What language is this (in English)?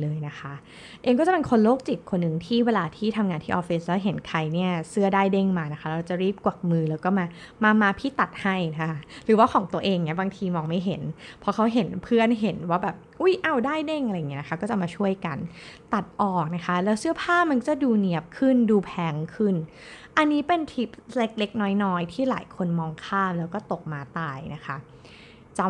Thai